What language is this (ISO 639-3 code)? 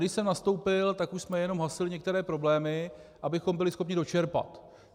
ces